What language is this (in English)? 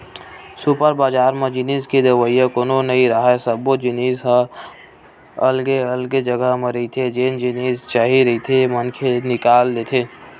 Chhattisgarhi